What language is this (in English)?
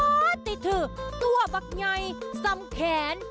Thai